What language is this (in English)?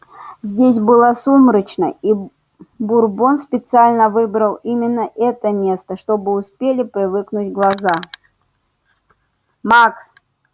Russian